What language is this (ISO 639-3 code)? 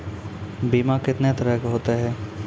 mai